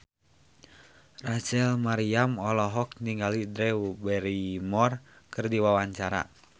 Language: Sundanese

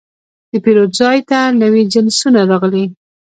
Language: Pashto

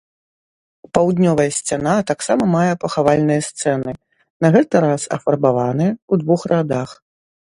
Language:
Belarusian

